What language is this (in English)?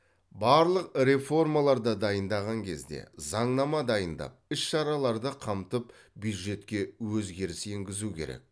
Kazakh